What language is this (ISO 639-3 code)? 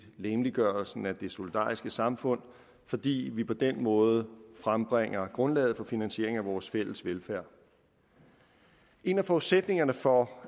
dan